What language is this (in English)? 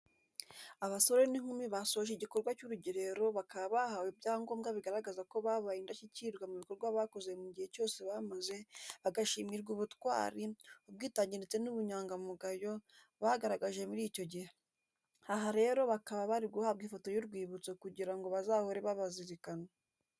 Kinyarwanda